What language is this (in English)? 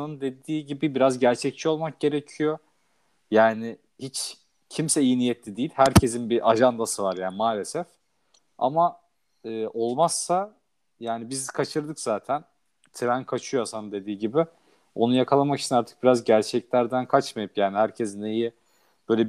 Turkish